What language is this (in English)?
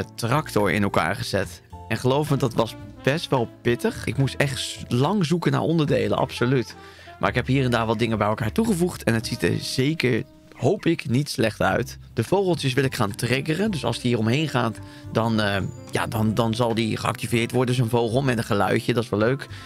Dutch